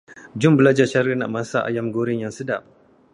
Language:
Malay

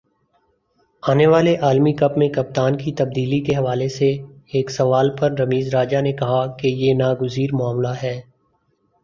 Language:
Urdu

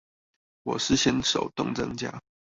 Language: Chinese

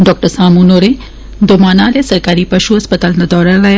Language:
Dogri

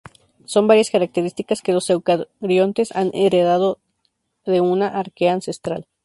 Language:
Spanish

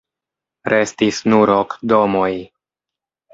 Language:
Esperanto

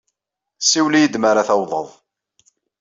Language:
Kabyle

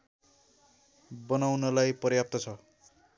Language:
Nepali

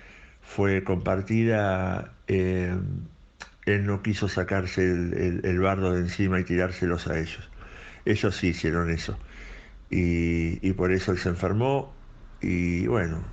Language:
Spanish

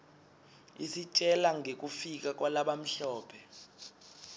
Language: Swati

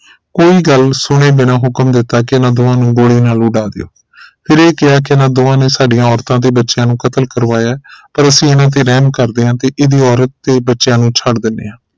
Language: Punjabi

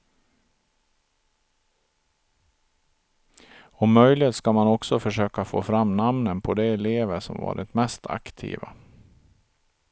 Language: Swedish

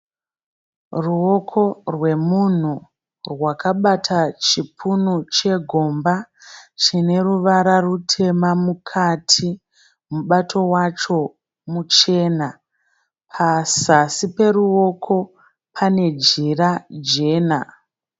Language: Shona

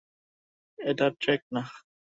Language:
Bangla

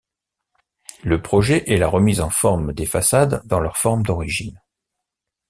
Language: French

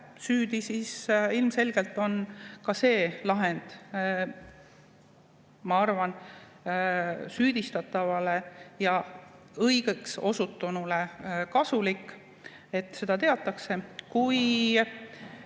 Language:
Estonian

